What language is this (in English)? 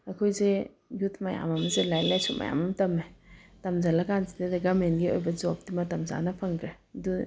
Manipuri